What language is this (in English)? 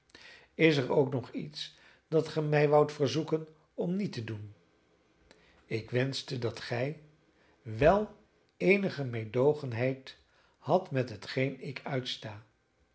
Dutch